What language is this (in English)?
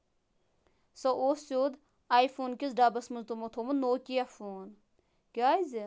Kashmiri